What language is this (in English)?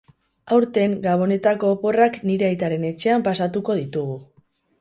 Basque